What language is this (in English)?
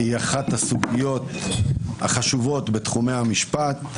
Hebrew